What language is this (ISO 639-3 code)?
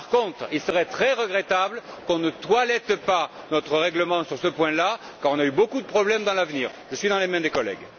fra